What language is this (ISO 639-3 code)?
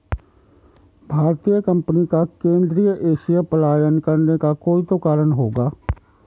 hin